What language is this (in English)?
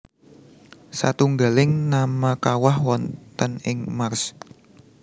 Javanese